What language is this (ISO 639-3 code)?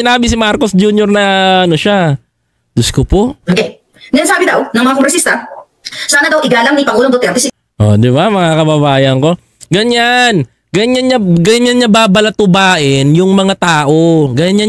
fil